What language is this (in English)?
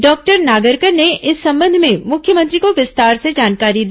Hindi